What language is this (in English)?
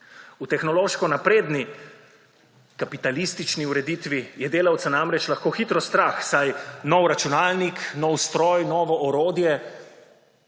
Slovenian